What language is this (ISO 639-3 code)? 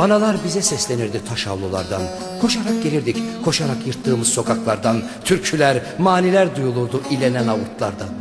tur